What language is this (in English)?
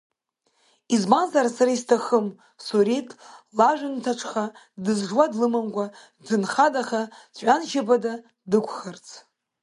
Abkhazian